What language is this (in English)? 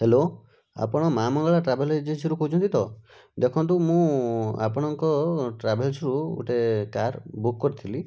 Odia